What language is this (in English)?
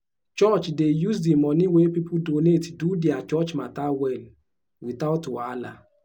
Nigerian Pidgin